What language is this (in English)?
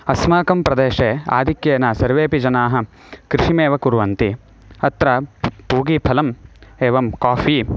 Sanskrit